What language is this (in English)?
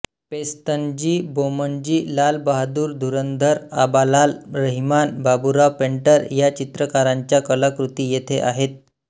Marathi